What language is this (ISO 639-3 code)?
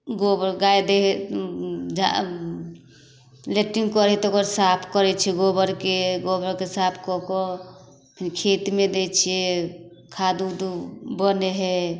mai